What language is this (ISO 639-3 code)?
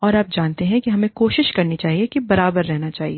hin